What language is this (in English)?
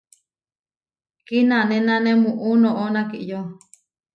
Huarijio